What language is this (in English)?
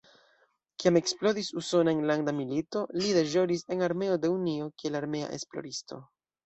Esperanto